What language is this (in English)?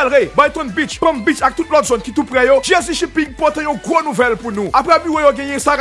French